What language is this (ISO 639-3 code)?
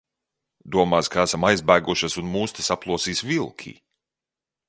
lav